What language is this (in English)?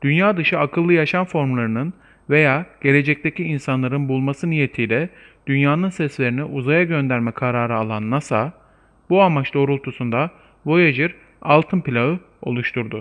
Turkish